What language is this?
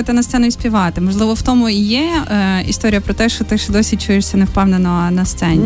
Ukrainian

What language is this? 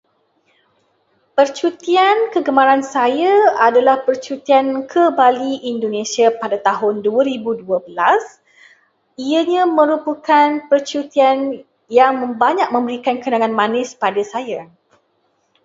Malay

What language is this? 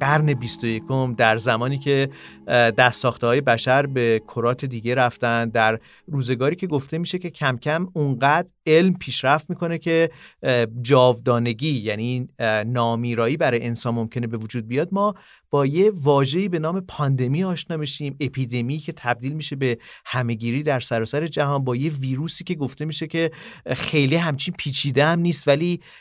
Persian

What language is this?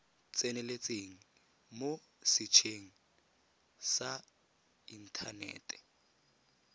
Tswana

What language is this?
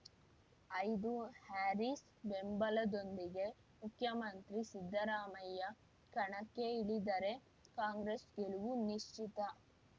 Kannada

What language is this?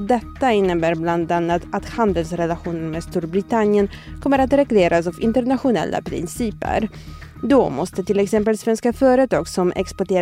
Swedish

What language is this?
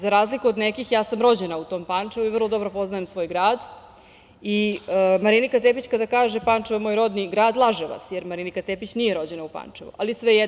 Serbian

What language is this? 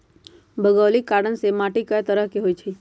Magahi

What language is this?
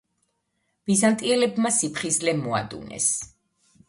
Georgian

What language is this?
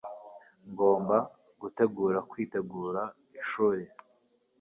Kinyarwanda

